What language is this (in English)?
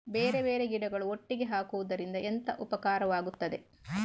Kannada